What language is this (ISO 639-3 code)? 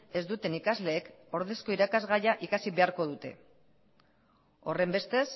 eus